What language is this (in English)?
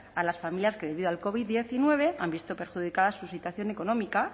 Spanish